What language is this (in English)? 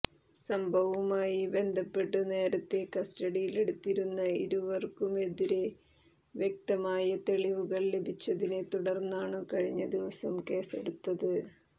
Malayalam